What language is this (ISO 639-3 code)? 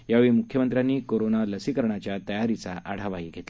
mar